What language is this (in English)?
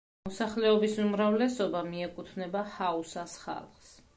Georgian